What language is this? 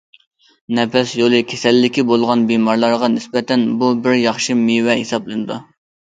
Uyghur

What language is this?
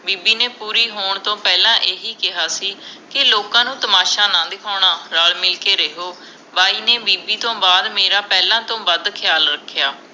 Punjabi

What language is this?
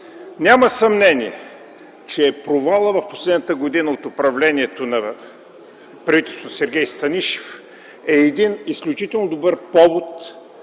Bulgarian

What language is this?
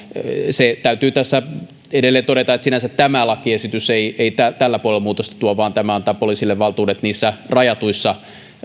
Finnish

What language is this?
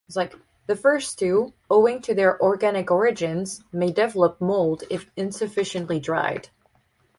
English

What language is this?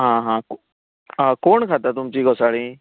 Konkani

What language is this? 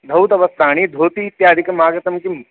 Sanskrit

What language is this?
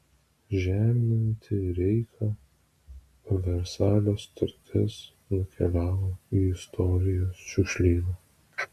Lithuanian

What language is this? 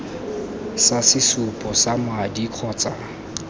Tswana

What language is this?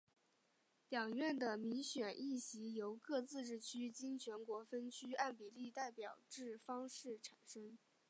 Chinese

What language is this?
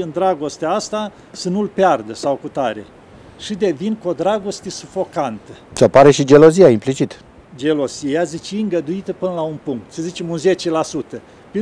Romanian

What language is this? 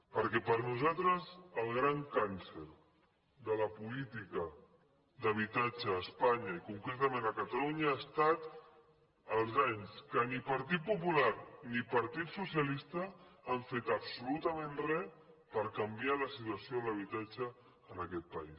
Catalan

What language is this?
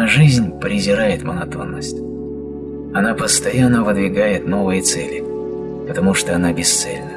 Russian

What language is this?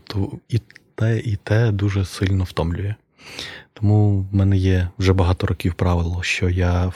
Ukrainian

